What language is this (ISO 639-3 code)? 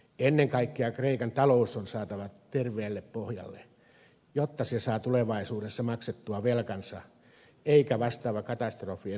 fin